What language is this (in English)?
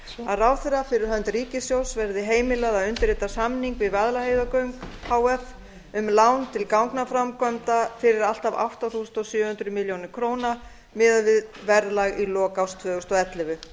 Icelandic